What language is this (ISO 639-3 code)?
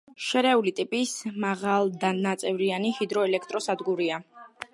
kat